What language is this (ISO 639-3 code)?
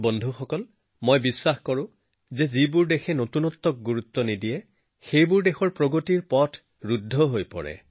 asm